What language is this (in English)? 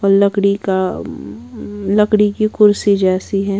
Hindi